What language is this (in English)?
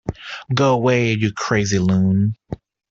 English